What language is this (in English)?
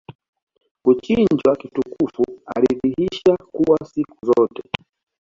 Swahili